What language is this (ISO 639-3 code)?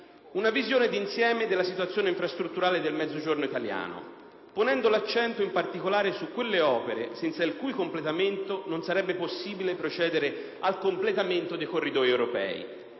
ita